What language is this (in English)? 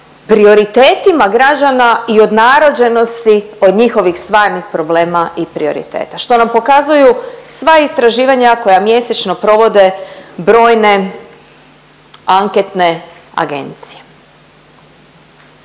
Croatian